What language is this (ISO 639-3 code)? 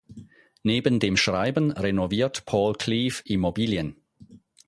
deu